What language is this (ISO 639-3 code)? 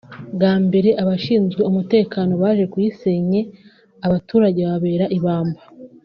kin